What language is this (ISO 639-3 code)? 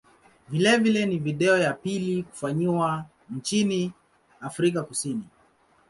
swa